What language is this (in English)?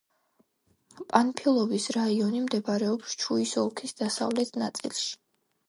Georgian